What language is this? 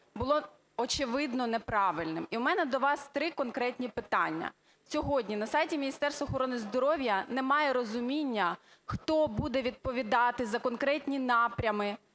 Ukrainian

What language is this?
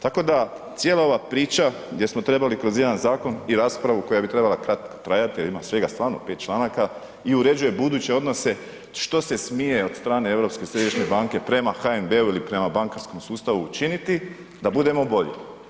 Croatian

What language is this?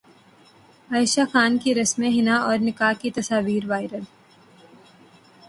Urdu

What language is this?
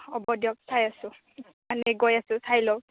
Assamese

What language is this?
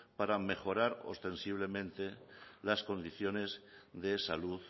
Spanish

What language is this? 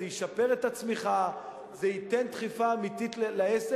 Hebrew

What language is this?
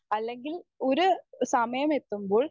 Malayalam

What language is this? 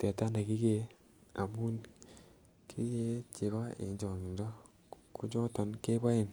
Kalenjin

